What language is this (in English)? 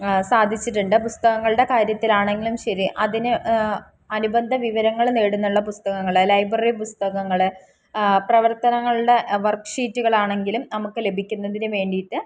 Malayalam